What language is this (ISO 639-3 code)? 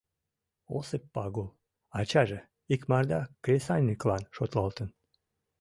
chm